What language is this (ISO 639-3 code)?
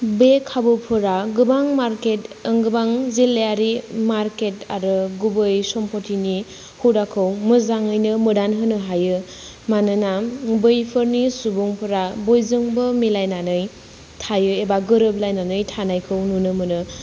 brx